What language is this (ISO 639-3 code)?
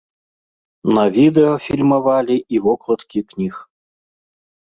bel